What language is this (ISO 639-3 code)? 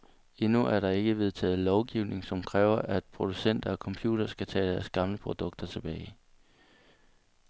dan